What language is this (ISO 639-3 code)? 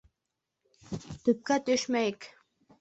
bak